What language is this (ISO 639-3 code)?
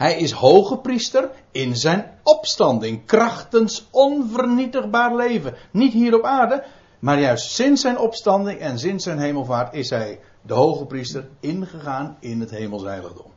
nld